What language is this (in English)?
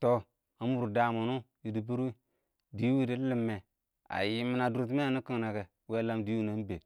Awak